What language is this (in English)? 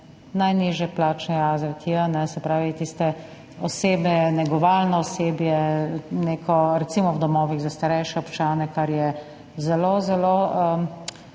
Slovenian